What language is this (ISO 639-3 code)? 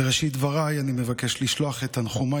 heb